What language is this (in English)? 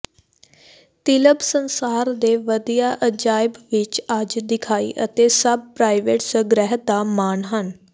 Punjabi